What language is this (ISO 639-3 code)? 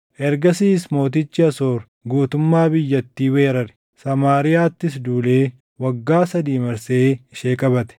orm